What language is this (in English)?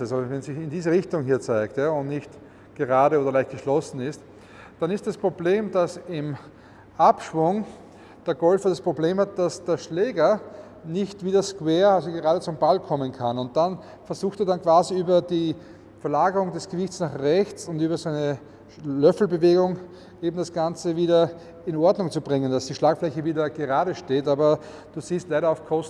German